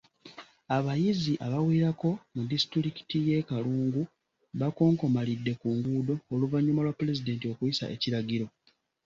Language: Ganda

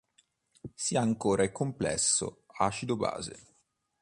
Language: Italian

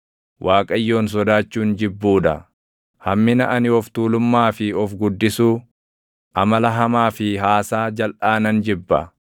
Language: Oromo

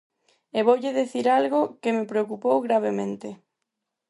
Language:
Galician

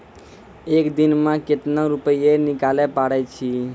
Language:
Maithili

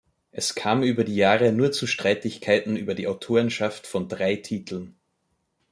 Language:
German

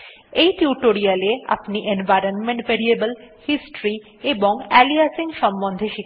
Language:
Bangla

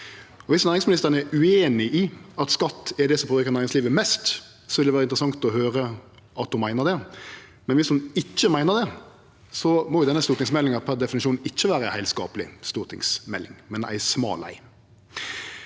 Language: Norwegian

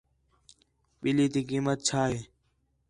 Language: Khetrani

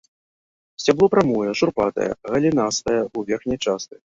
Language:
Belarusian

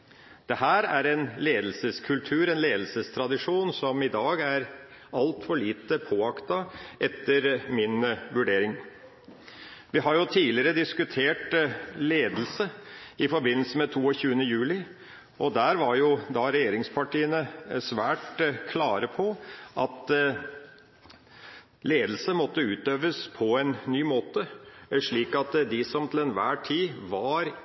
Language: Norwegian Bokmål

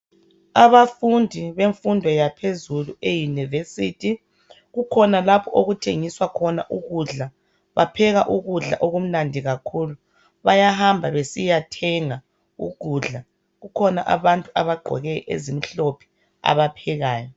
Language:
North Ndebele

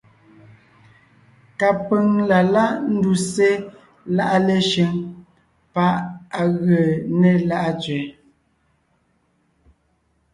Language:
Ngiemboon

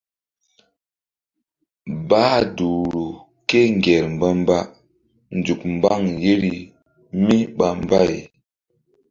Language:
Mbum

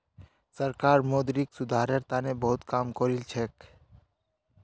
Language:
Magahi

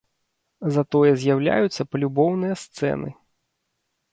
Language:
Belarusian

